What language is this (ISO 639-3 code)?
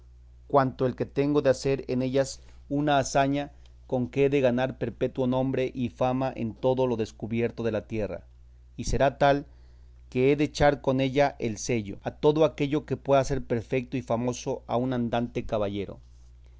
spa